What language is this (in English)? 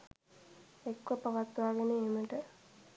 Sinhala